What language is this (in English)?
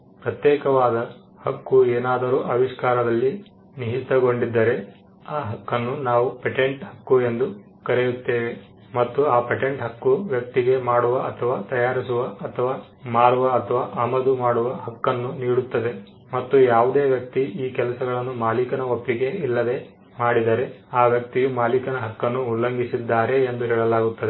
Kannada